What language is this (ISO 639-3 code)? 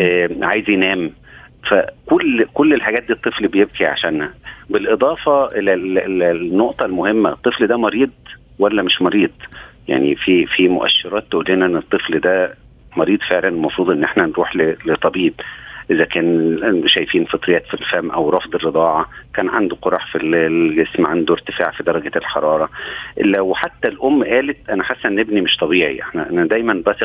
ara